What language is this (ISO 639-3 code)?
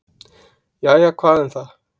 isl